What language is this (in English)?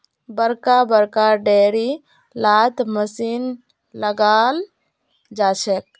Magahi